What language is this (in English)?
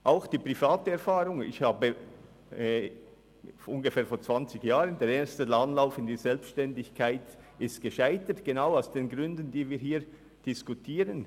Swiss German